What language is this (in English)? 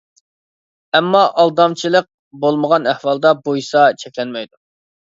Uyghur